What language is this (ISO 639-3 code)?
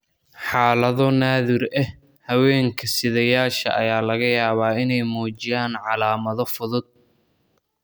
som